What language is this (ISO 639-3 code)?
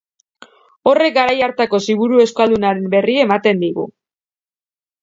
eus